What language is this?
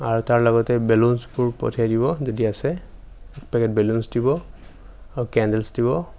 Assamese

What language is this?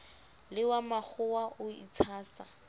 Southern Sotho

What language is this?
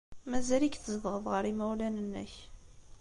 Kabyle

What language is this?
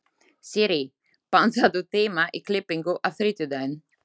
Icelandic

